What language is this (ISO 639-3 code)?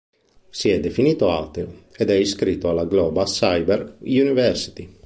ita